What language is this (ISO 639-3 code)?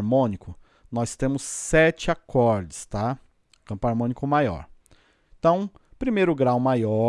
por